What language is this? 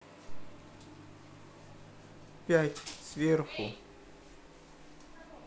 Russian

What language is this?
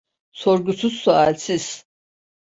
Turkish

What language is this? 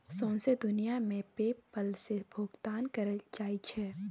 Maithili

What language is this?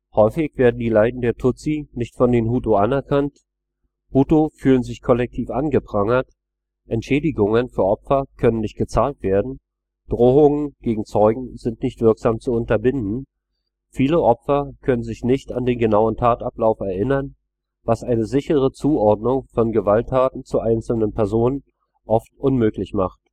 German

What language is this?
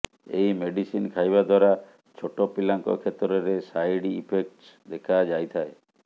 Odia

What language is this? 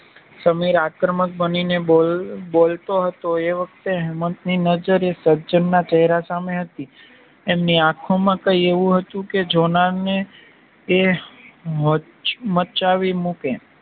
Gujarati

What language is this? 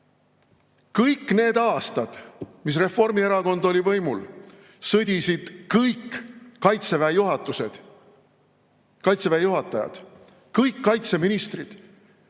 Estonian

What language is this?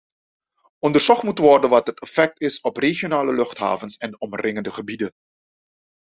Dutch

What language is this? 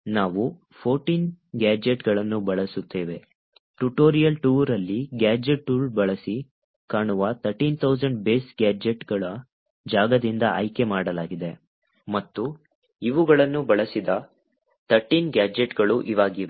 Kannada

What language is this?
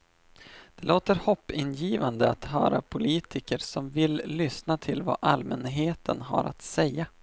Swedish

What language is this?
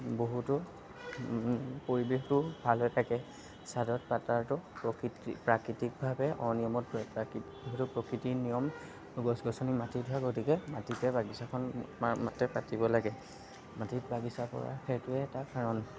Assamese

